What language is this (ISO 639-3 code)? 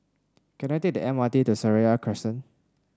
eng